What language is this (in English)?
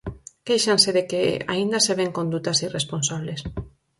Galician